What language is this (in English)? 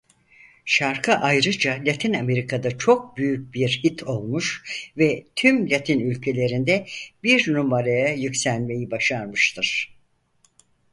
Turkish